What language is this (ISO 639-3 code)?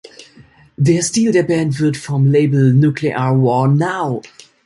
deu